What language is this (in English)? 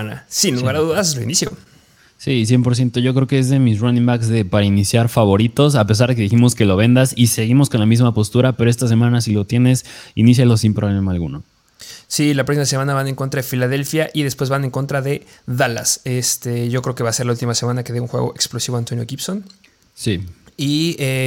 Spanish